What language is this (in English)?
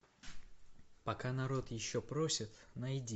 Russian